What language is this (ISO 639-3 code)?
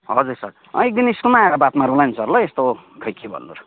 nep